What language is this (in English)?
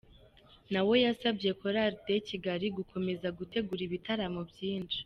Kinyarwanda